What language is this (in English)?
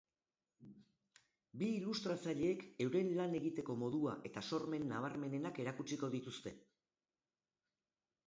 Basque